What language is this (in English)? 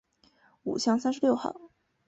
Chinese